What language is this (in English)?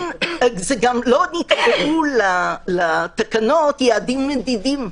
Hebrew